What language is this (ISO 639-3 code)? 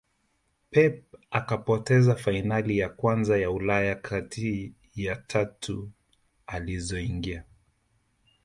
swa